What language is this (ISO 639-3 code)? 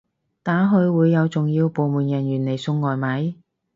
yue